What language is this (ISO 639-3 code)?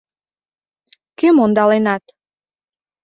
chm